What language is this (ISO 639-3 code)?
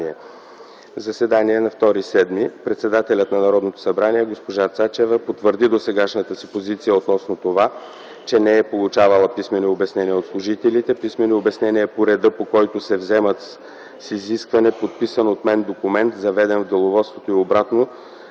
bul